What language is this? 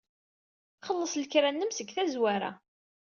Kabyle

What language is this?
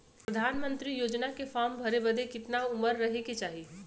Bhojpuri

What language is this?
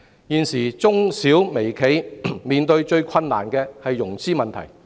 Cantonese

